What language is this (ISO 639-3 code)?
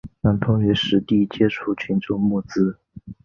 zho